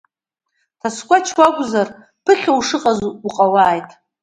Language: Abkhazian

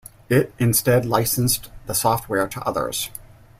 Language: English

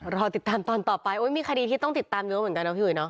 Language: Thai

